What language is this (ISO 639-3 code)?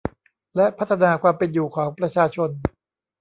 tha